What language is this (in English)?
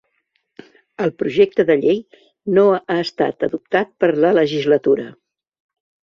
Catalan